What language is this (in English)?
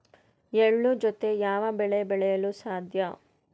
Kannada